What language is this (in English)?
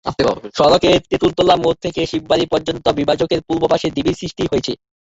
Bangla